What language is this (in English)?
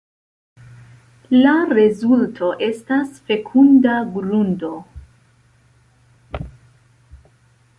Esperanto